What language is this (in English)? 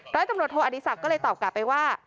Thai